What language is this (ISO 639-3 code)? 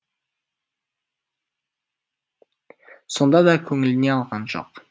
kaz